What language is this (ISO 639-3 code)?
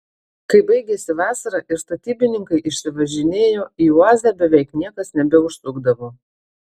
lit